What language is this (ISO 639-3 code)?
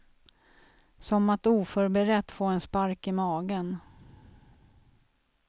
swe